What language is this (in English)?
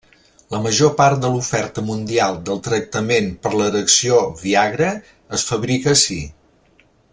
Catalan